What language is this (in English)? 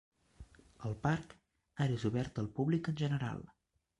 Catalan